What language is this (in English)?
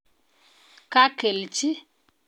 Kalenjin